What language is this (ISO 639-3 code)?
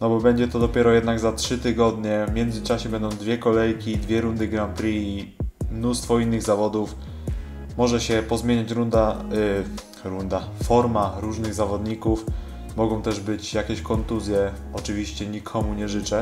pol